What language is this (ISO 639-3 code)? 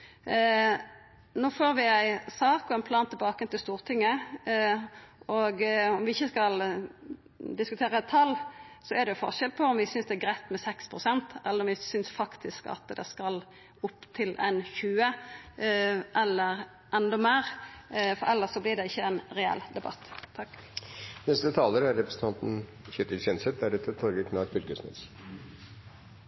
nno